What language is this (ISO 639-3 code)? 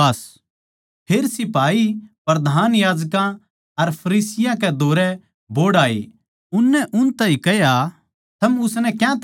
bgc